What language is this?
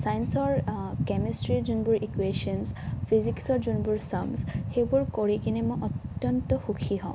Assamese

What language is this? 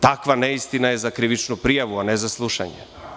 Serbian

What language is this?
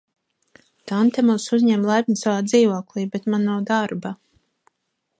Latvian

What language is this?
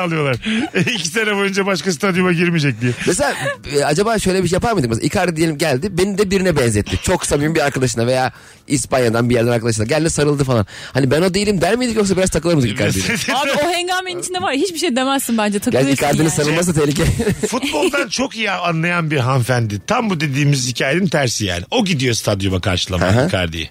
Turkish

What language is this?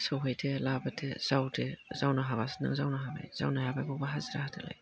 Bodo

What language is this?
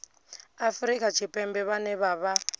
Venda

